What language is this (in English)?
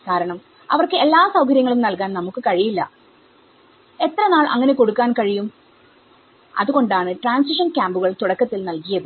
Malayalam